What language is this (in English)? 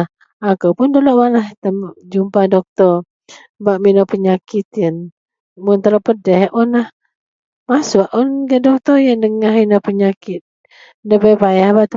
Central Melanau